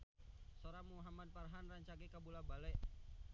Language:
Sundanese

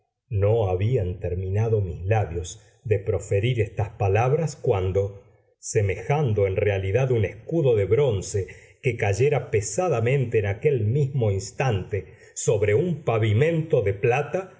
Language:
Spanish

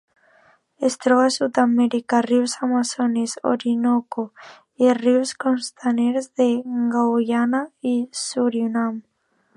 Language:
Catalan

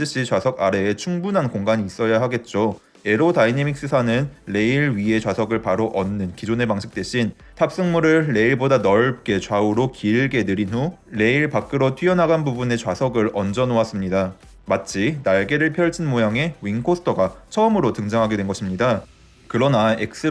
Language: Korean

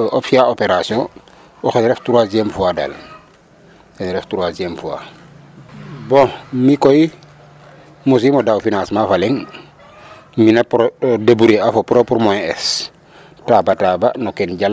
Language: Serer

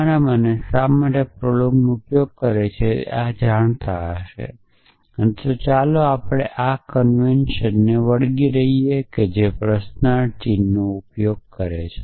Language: Gujarati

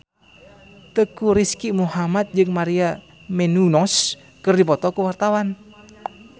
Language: Sundanese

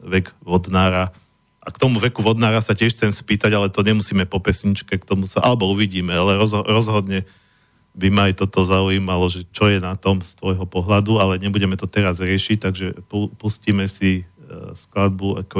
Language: Slovak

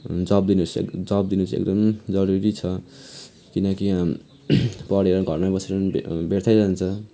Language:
Nepali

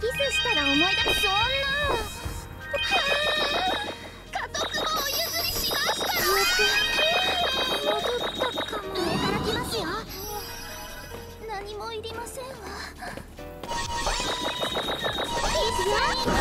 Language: Japanese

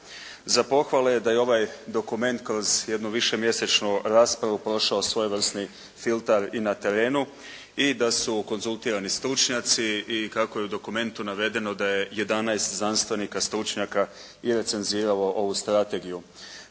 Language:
Croatian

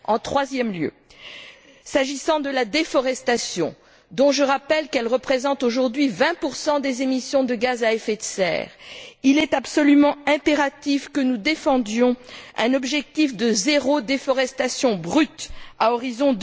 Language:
French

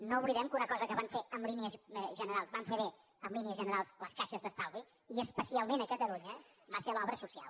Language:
Catalan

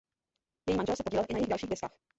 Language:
Czech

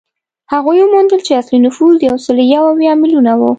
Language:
Pashto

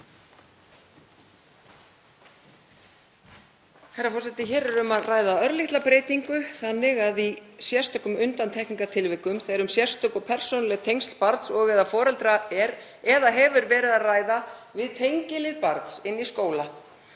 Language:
Icelandic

